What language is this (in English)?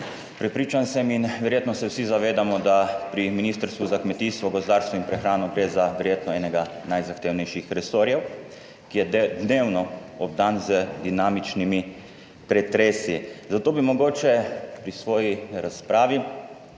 Slovenian